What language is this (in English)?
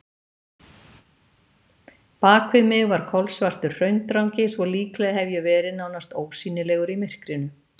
Icelandic